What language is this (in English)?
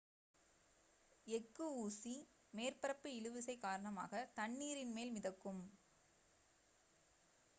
Tamil